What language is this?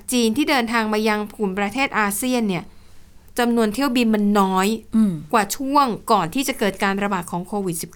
Thai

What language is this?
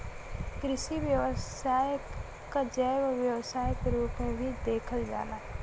Bhojpuri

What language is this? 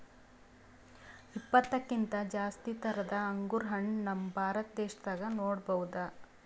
Kannada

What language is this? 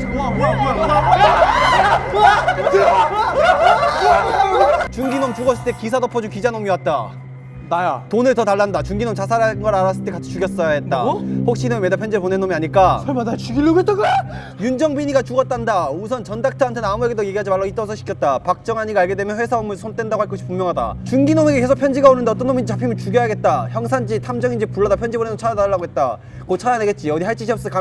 Korean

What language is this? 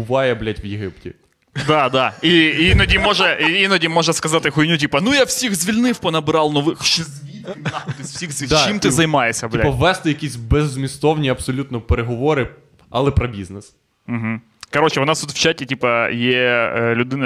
Ukrainian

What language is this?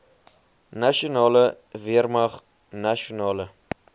Afrikaans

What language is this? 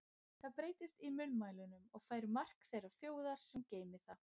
Icelandic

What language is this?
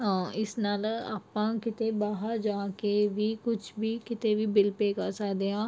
Punjabi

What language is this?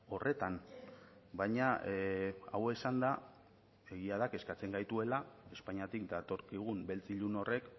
Basque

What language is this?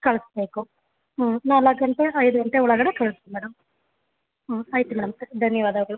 Kannada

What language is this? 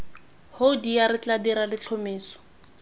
Tswana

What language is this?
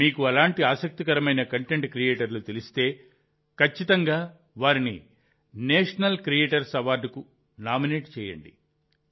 Telugu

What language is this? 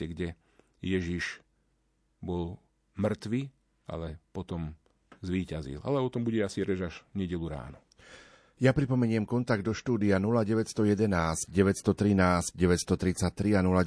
Slovak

